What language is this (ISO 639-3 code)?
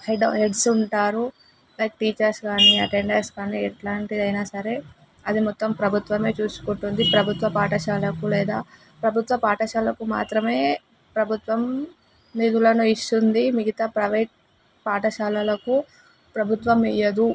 tel